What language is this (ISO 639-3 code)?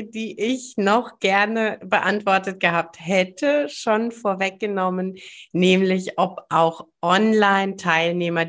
deu